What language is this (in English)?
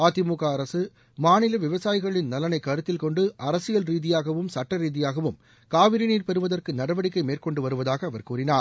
Tamil